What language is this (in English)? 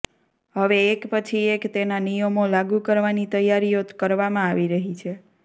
Gujarati